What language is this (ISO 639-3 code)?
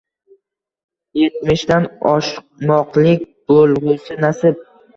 uzb